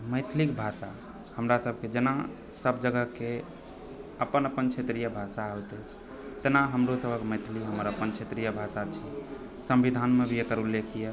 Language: Maithili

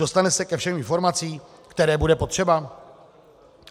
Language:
Czech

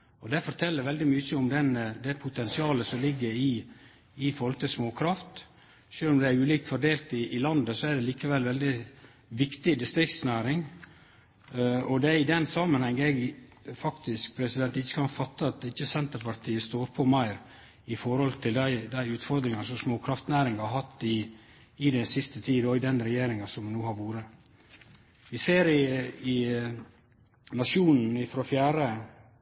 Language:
Norwegian Nynorsk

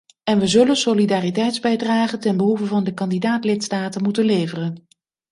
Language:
Dutch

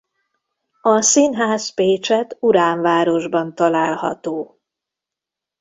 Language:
Hungarian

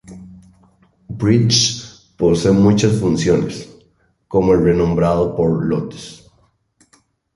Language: Spanish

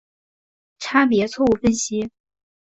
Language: Chinese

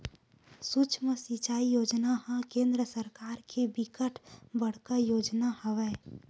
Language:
Chhattisgarhi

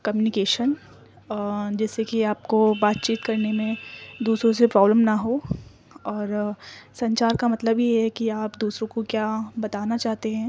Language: Urdu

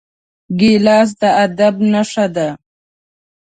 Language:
Pashto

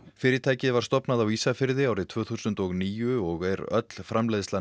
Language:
Icelandic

